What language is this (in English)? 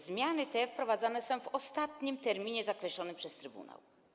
Polish